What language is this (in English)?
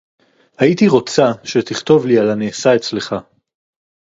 Hebrew